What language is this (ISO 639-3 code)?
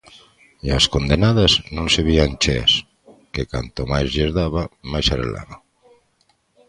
glg